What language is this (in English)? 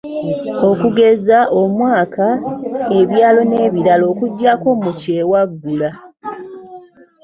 Ganda